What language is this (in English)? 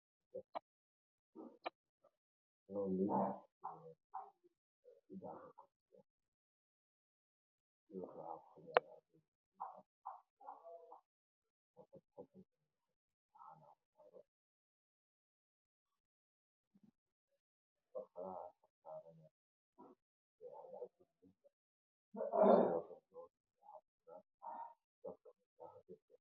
Somali